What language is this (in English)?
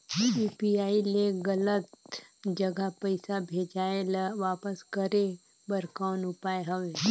Chhattisgarhi